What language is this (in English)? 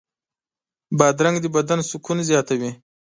Pashto